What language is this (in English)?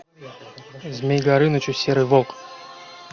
Russian